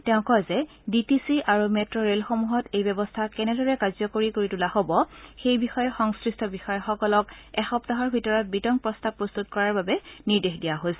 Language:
Assamese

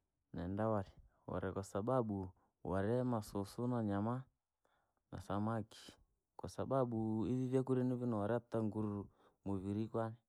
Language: Langi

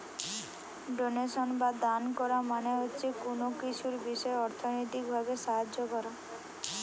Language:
Bangla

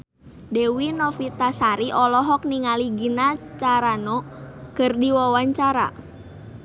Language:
Sundanese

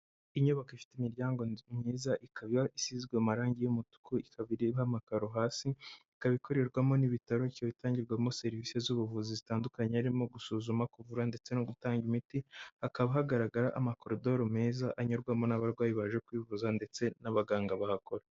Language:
Kinyarwanda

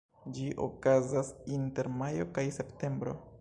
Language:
Esperanto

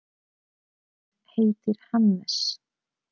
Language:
Icelandic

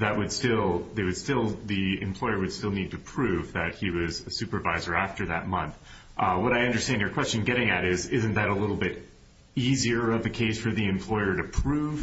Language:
English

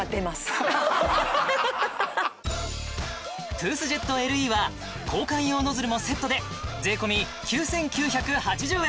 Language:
Japanese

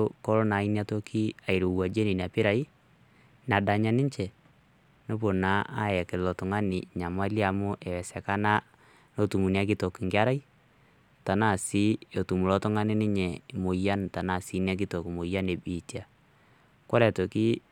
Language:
Masai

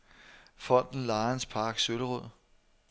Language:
Danish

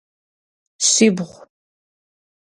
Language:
Adyghe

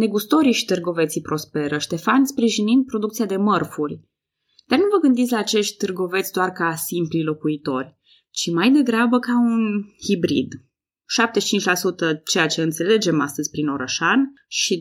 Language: Romanian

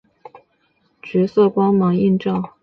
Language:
Chinese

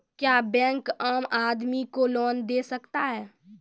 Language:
Maithili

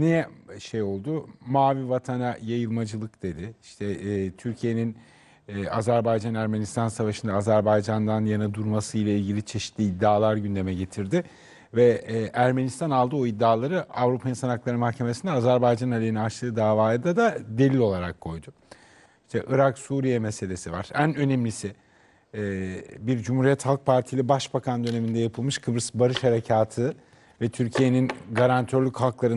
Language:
Turkish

